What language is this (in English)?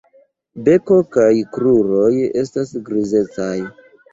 Esperanto